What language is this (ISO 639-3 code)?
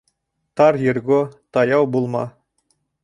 bak